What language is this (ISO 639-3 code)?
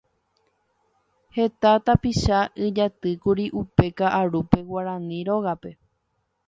grn